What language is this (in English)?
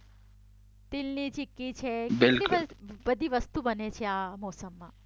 Gujarati